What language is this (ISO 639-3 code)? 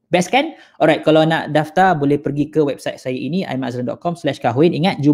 msa